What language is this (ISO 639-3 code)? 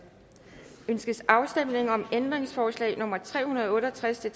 dan